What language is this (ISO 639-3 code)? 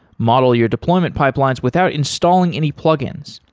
eng